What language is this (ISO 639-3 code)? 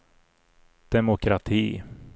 swe